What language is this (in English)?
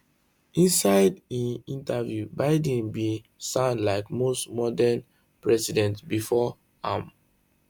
Nigerian Pidgin